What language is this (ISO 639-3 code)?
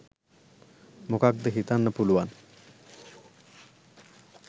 sin